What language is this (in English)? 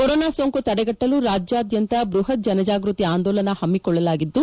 Kannada